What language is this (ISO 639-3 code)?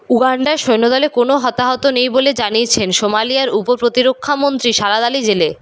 ben